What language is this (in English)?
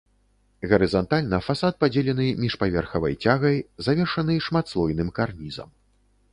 Belarusian